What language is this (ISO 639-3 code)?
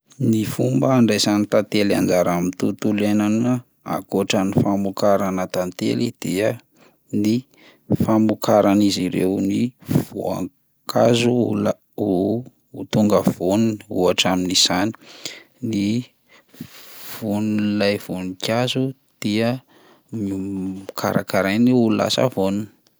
mlg